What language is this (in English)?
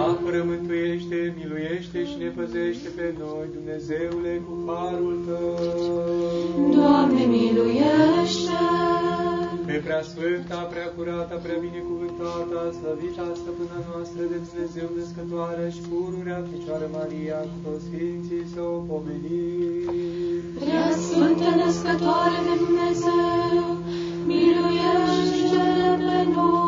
Romanian